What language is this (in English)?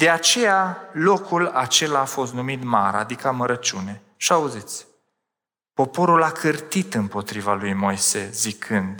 Romanian